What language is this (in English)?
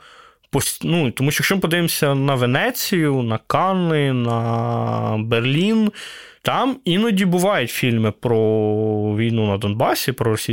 Ukrainian